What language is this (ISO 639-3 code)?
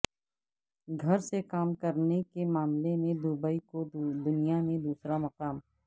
urd